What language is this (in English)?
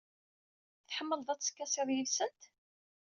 Kabyle